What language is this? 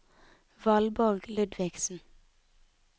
Norwegian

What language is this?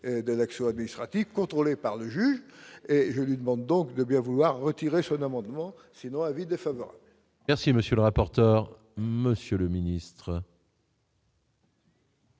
French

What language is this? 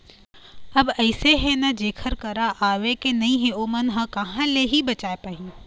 Chhattisgarhi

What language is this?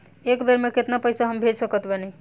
Bhojpuri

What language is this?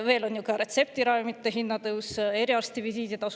Estonian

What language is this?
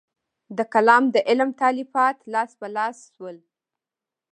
Pashto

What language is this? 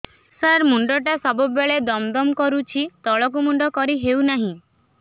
Odia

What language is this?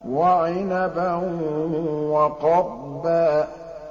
Arabic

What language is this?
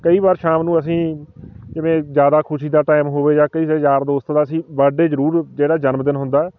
Punjabi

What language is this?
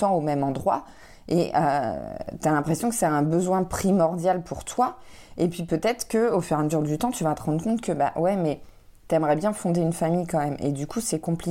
French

